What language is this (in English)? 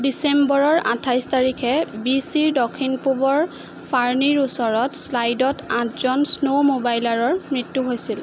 Assamese